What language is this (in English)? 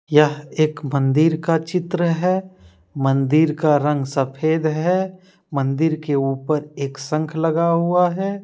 Hindi